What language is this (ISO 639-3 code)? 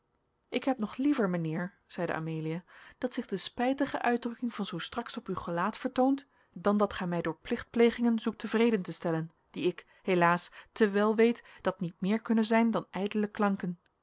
nld